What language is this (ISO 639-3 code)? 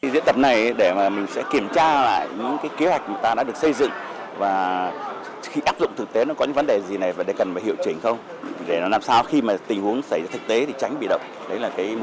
vie